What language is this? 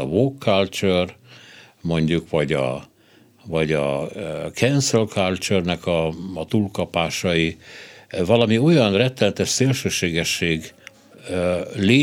Hungarian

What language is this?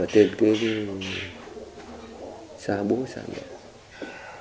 Vietnamese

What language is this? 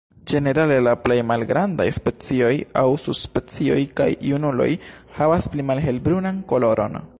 Esperanto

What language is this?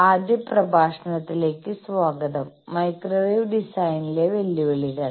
Malayalam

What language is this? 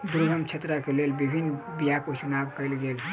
Maithili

